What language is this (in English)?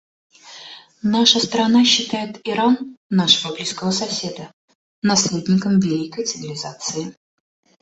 Russian